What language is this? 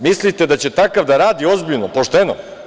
Serbian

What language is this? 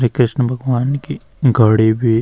Garhwali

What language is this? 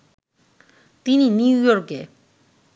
Bangla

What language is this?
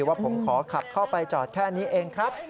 Thai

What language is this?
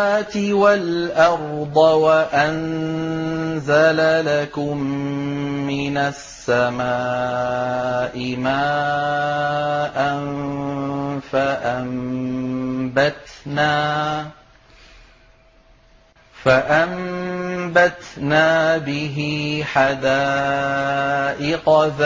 Arabic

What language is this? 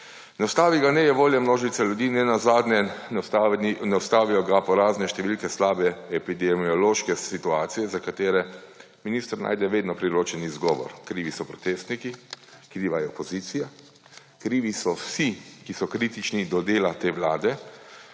Slovenian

